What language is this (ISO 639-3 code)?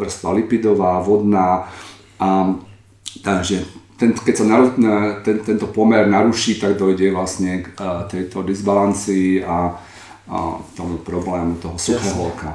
slk